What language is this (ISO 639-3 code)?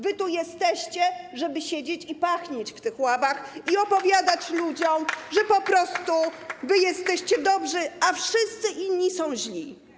pol